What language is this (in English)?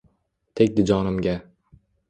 Uzbek